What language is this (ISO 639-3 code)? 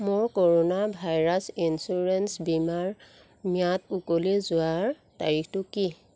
asm